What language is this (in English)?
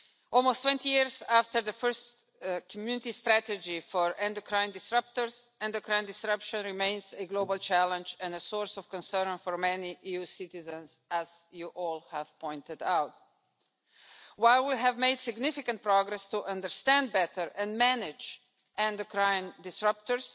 English